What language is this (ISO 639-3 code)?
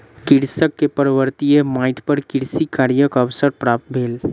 mai